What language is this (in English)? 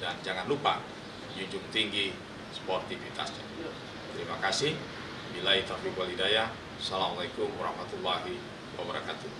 Indonesian